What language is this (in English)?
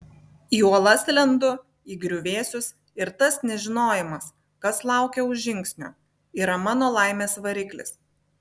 Lithuanian